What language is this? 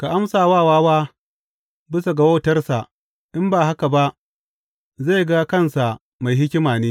Hausa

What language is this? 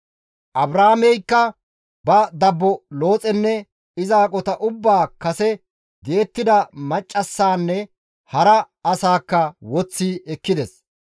Gamo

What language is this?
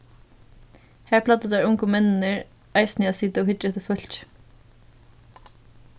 Faroese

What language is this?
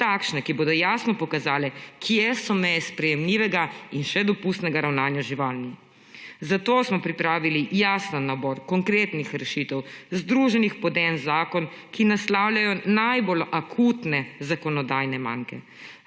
Slovenian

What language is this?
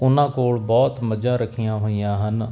Punjabi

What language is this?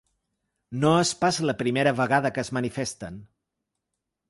Catalan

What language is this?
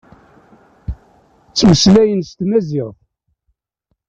Kabyle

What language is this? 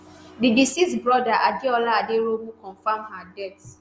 Nigerian Pidgin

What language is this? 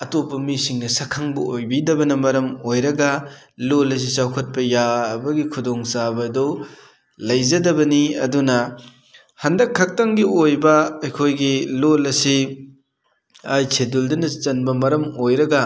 Manipuri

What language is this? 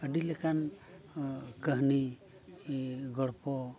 Santali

